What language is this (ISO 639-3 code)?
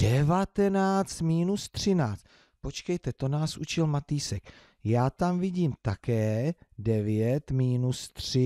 ces